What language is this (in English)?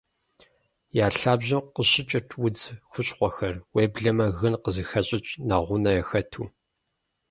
Kabardian